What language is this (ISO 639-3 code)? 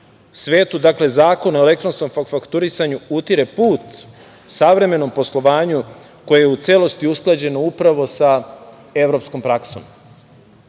srp